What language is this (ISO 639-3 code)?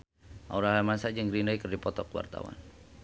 sun